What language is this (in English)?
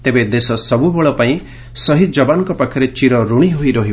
Odia